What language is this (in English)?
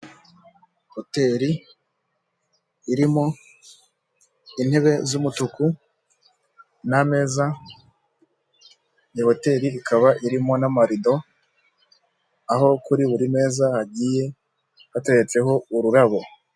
Kinyarwanda